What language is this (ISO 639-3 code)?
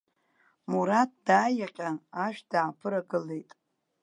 abk